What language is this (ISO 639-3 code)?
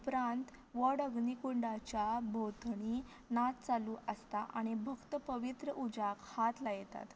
kok